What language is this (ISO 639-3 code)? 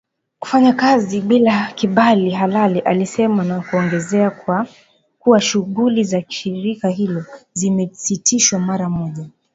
swa